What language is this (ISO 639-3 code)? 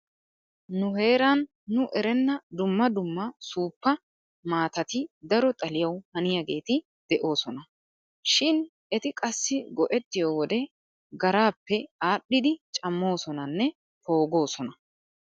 wal